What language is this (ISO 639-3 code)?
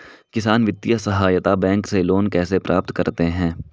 hin